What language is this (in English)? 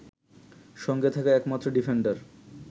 Bangla